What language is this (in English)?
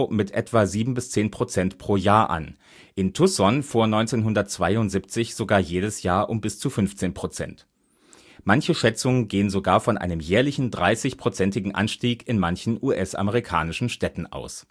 German